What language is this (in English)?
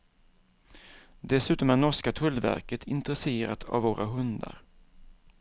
Swedish